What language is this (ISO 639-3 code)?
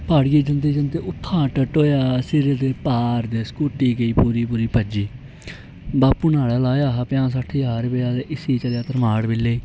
doi